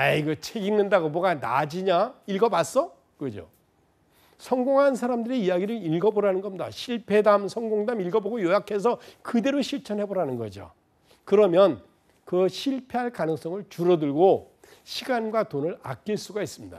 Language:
Korean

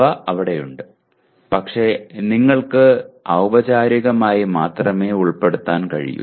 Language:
Malayalam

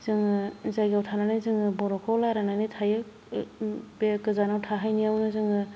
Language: Bodo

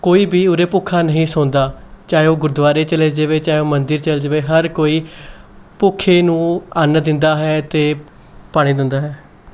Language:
Punjabi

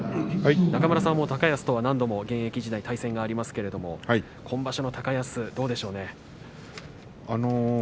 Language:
Japanese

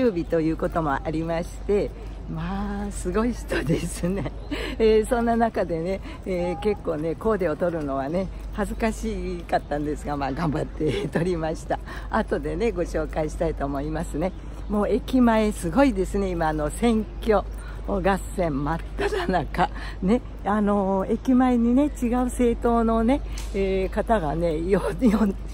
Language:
Japanese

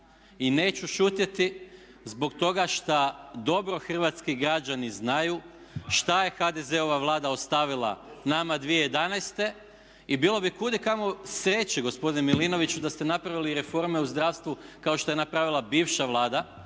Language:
Croatian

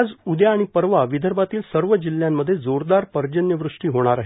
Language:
Marathi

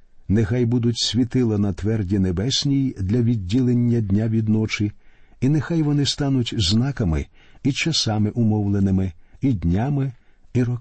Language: Ukrainian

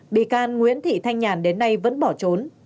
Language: Vietnamese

